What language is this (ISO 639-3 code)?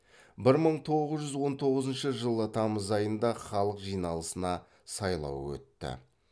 kaz